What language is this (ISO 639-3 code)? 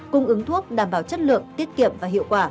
vie